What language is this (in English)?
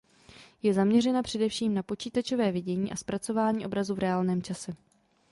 Czech